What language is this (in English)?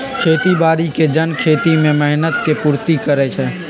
Magahi